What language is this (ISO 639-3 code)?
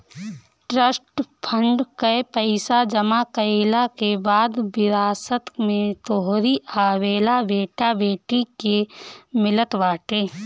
bho